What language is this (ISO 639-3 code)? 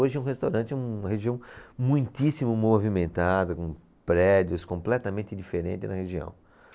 por